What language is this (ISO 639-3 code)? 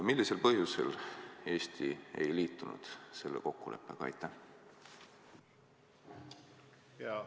est